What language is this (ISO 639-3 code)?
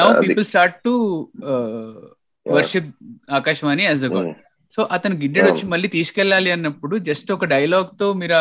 tel